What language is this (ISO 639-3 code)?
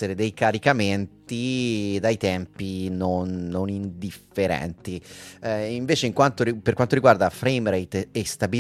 ita